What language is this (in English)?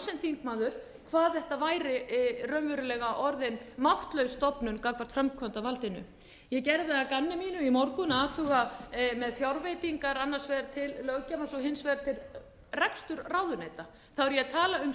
Icelandic